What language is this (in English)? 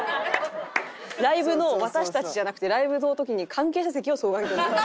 Japanese